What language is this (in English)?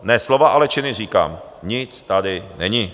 Czech